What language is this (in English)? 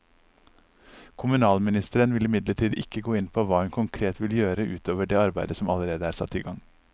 Norwegian